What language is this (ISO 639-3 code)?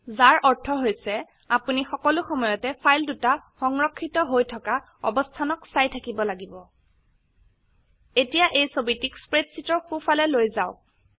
asm